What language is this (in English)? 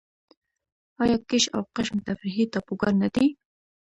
Pashto